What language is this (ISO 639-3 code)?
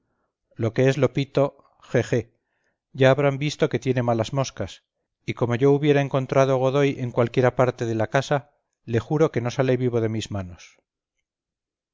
spa